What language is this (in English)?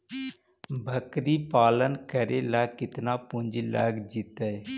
Magahi